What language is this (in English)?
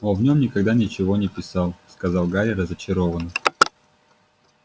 Russian